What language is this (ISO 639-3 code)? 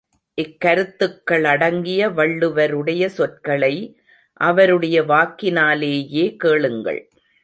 tam